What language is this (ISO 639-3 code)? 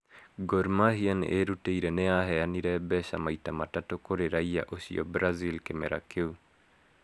kik